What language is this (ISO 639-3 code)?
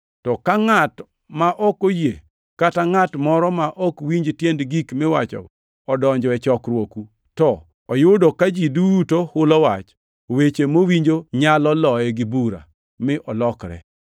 luo